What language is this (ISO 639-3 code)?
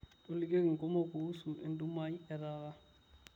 mas